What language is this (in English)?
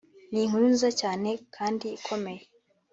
Kinyarwanda